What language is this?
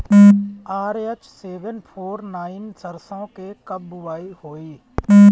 Bhojpuri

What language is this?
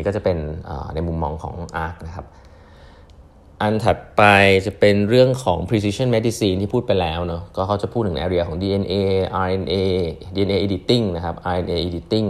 Thai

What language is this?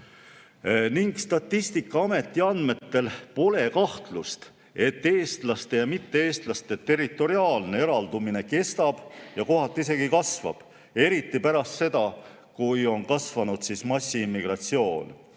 Estonian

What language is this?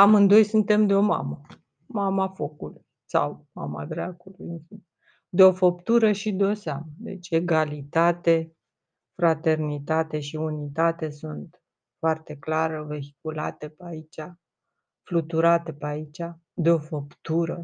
Romanian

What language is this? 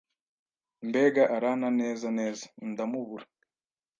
Kinyarwanda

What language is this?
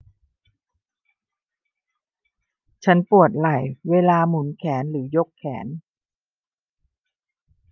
Thai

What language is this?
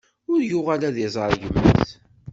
Kabyle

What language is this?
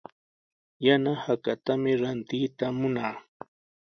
Sihuas Ancash Quechua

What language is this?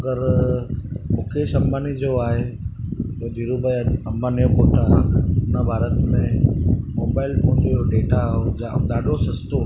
Sindhi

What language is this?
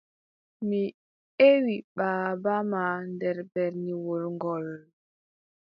Adamawa Fulfulde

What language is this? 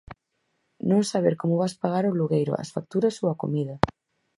Galician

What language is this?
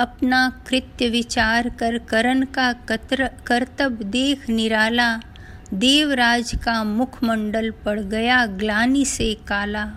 Hindi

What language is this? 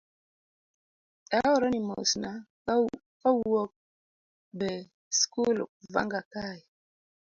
Luo (Kenya and Tanzania)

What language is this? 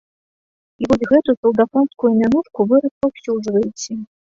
Belarusian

